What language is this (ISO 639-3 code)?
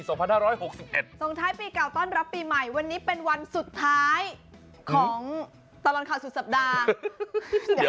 tha